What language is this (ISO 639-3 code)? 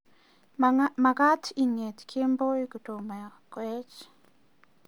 kln